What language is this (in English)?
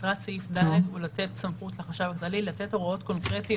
Hebrew